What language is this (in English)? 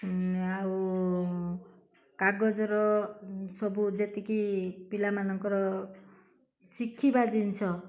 Odia